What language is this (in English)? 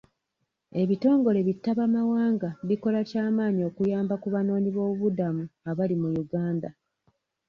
Ganda